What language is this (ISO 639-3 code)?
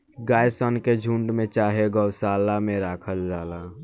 bho